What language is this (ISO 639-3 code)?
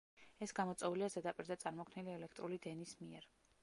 kat